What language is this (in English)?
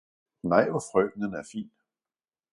Danish